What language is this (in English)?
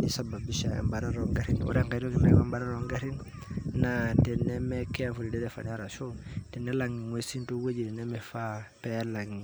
Masai